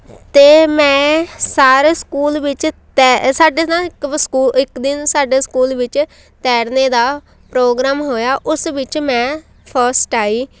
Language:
Punjabi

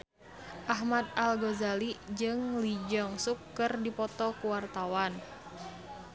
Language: Sundanese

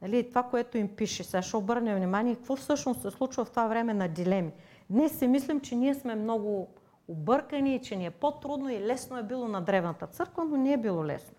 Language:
Bulgarian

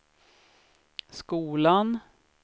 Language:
Swedish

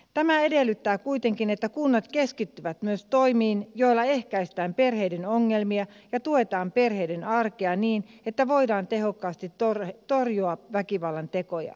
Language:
Finnish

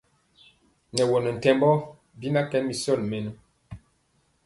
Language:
Mpiemo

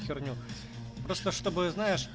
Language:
Russian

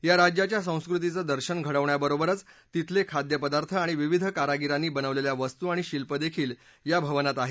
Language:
Marathi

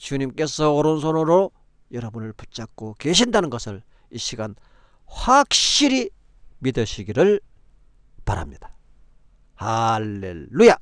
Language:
Korean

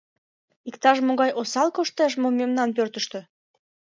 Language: Mari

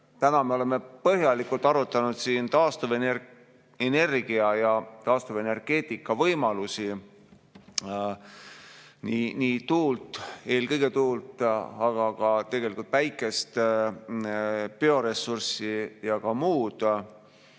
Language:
Estonian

